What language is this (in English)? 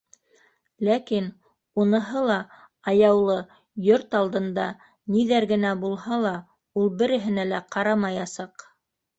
Bashkir